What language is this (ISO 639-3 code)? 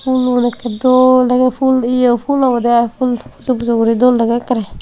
ccp